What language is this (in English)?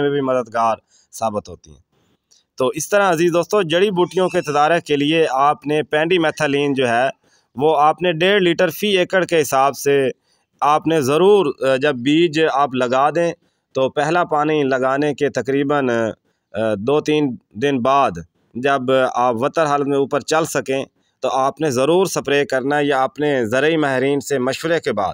Hindi